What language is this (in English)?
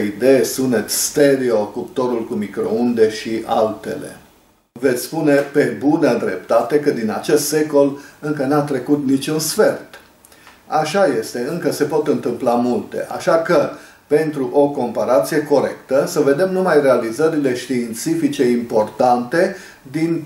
Romanian